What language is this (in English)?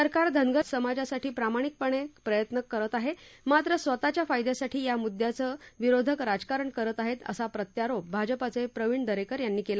Marathi